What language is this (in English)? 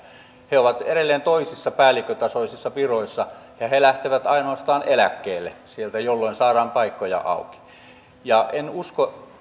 Finnish